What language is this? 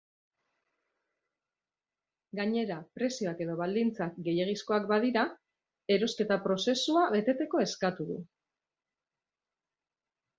Basque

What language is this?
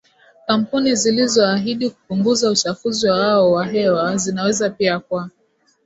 Swahili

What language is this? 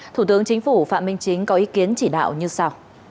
Vietnamese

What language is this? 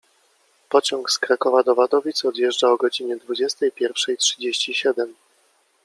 Polish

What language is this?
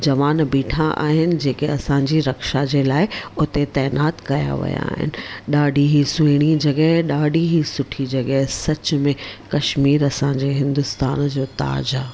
Sindhi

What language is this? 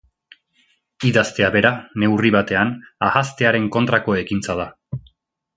Basque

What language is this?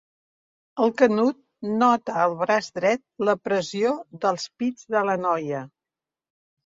Catalan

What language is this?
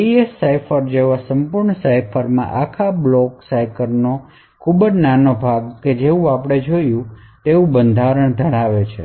Gujarati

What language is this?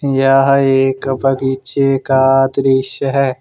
Hindi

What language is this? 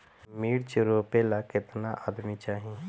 Bhojpuri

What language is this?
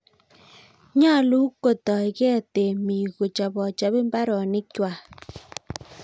Kalenjin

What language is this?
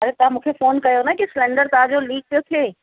Sindhi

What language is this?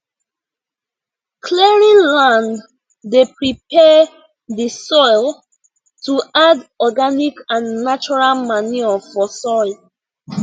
Nigerian Pidgin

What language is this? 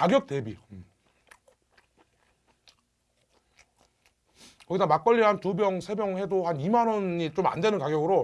Korean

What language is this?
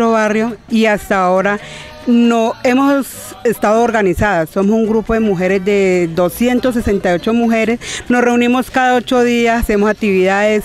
Spanish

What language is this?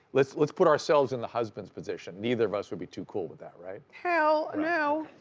English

